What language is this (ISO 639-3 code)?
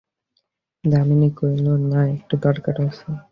ben